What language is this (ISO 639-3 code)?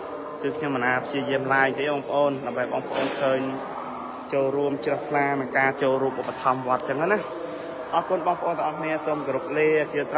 tha